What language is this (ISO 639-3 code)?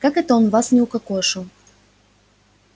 rus